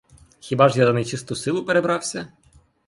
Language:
Ukrainian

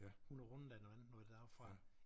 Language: Danish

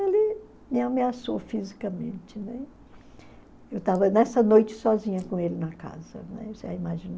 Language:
Portuguese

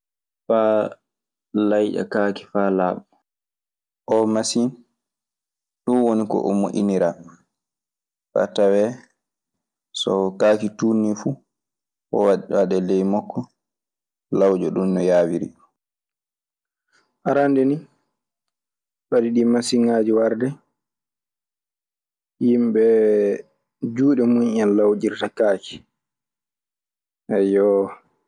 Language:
Maasina Fulfulde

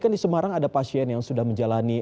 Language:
Indonesian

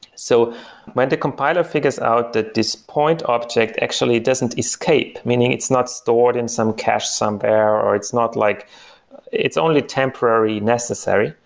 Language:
English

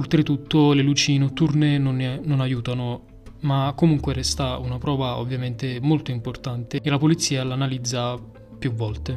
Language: Italian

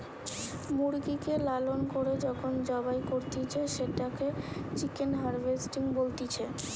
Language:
Bangla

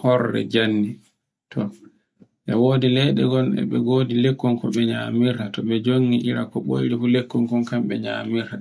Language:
Borgu Fulfulde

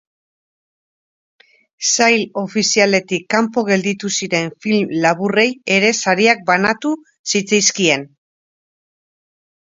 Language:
Basque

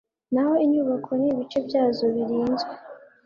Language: Kinyarwanda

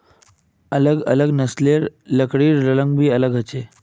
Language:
Magahi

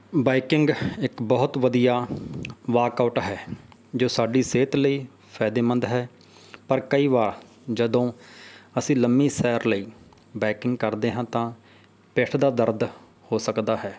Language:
Punjabi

